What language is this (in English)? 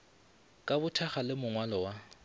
Northern Sotho